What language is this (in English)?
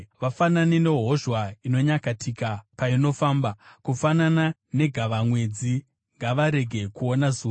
Shona